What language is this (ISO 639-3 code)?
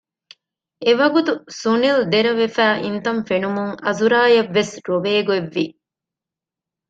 div